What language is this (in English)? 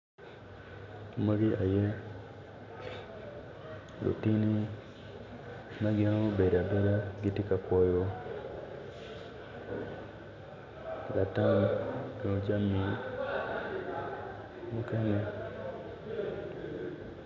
Acoli